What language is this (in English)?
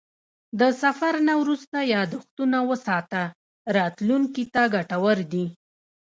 Pashto